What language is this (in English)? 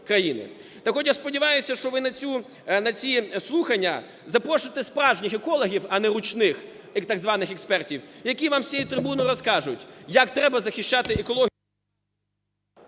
Ukrainian